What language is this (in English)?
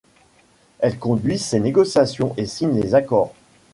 French